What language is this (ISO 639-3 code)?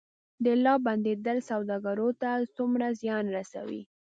pus